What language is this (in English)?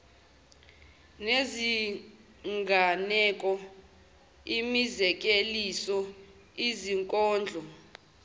Zulu